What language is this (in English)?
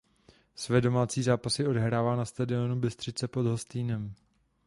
Czech